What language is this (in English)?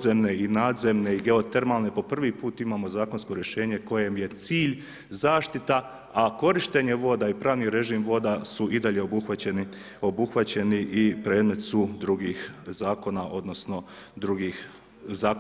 Croatian